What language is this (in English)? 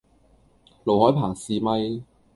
Cantonese